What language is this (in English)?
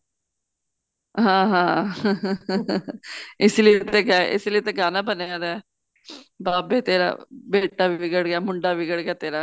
Punjabi